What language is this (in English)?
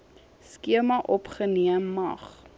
Afrikaans